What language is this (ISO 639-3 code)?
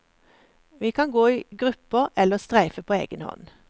nor